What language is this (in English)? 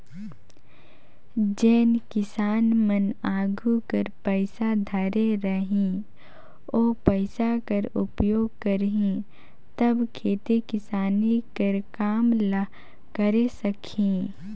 Chhattisgarhi